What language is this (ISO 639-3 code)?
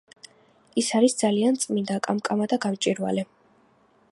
kat